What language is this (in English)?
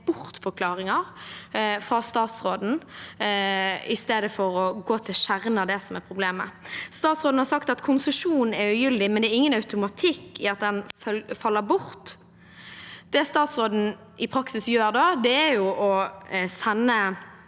Norwegian